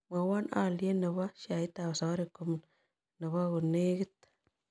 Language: Kalenjin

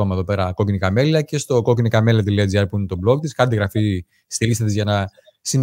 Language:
Greek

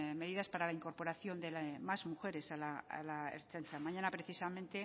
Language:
Spanish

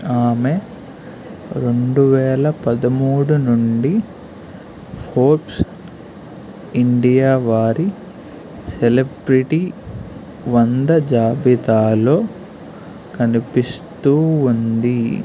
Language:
Telugu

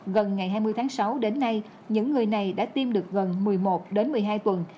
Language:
Vietnamese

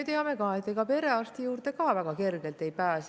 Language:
Estonian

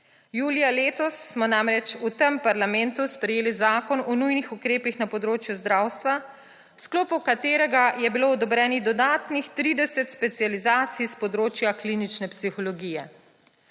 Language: Slovenian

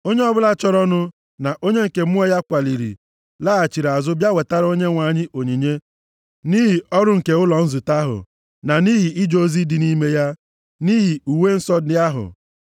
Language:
Igbo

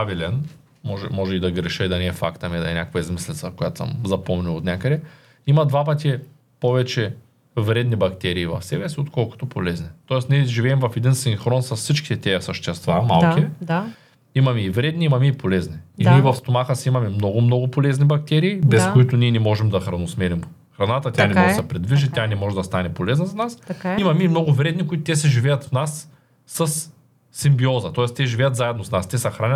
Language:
Bulgarian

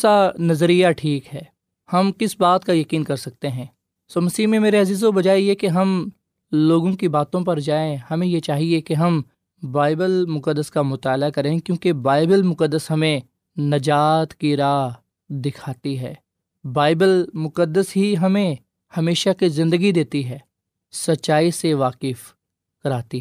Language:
Urdu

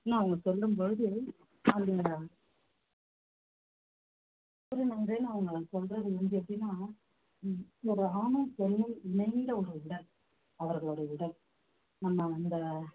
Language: Tamil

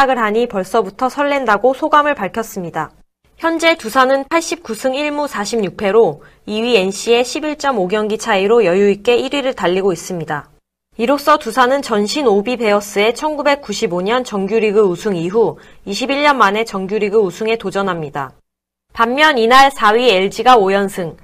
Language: Korean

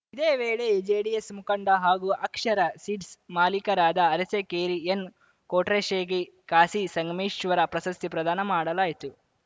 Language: Kannada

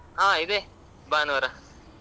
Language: Kannada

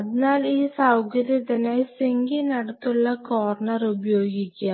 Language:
Malayalam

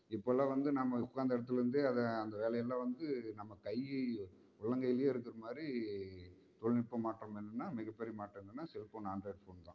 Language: Tamil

